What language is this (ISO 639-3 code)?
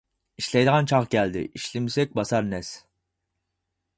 uig